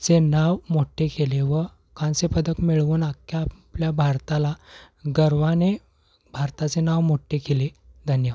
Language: Marathi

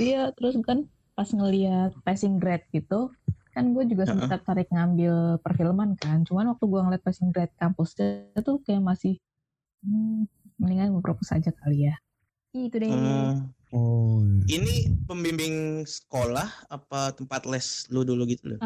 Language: Indonesian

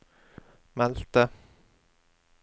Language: Norwegian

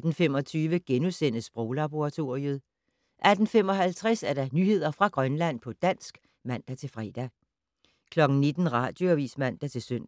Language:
Danish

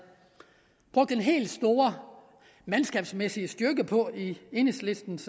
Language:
Danish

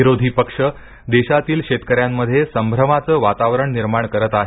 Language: Marathi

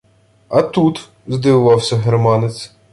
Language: Ukrainian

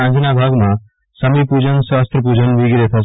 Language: Gujarati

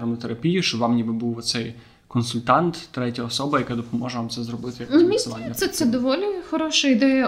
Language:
Ukrainian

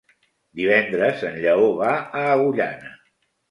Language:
Catalan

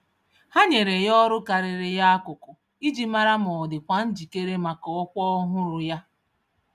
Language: Igbo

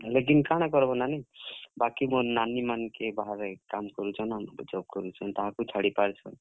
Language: Odia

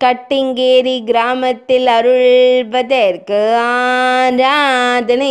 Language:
Romanian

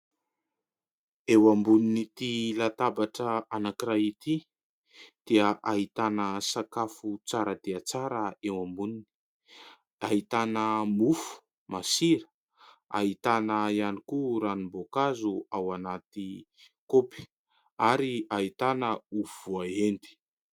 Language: Malagasy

